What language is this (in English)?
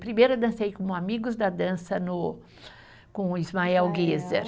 Portuguese